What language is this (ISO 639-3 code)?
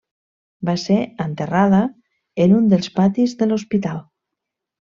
cat